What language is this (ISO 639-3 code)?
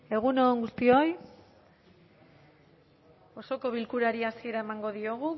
eus